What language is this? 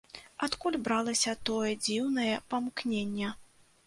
Belarusian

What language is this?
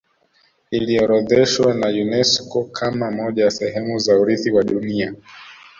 Swahili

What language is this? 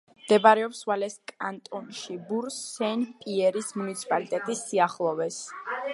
Georgian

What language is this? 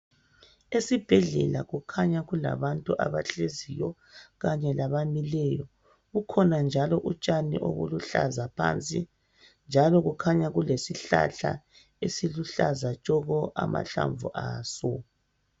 North Ndebele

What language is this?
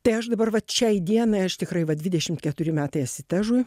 Lithuanian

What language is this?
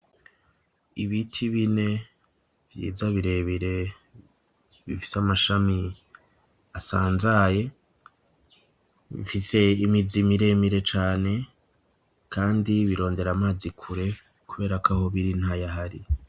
Rundi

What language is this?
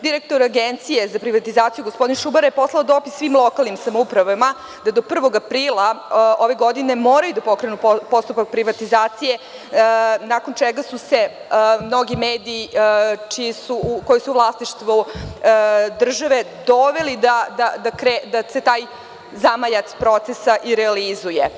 Serbian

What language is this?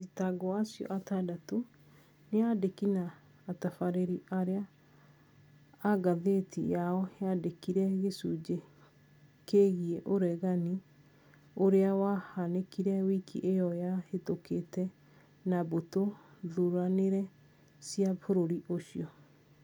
Kikuyu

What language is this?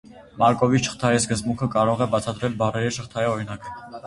Armenian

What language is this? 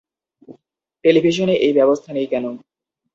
Bangla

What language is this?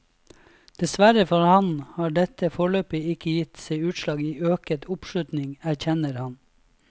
Norwegian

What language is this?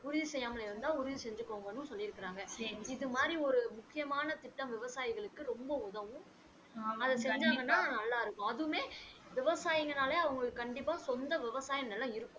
Tamil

